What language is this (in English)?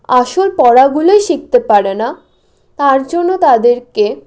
Bangla